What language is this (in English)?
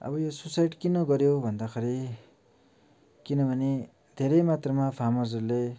Nepali